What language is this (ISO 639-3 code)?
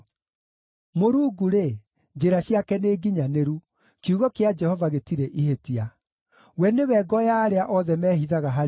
kik